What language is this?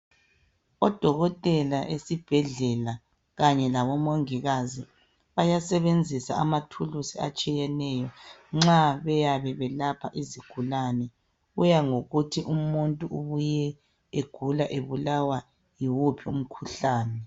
North Ndebele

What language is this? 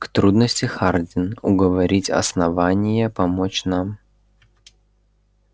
Russian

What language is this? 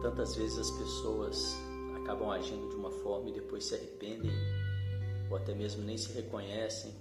Portuguese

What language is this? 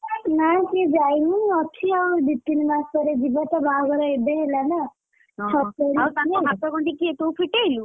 Odia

